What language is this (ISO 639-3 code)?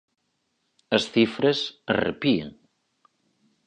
glg